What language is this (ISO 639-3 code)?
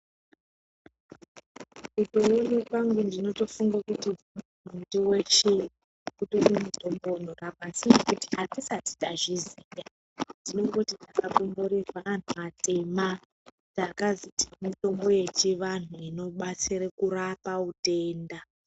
ndc